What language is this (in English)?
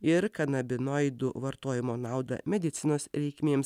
Lithuanian